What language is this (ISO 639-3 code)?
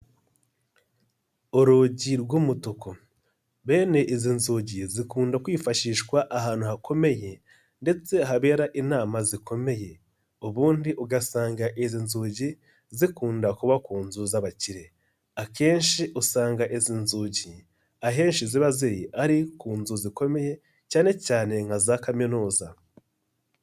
kin